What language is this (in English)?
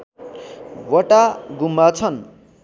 Nepali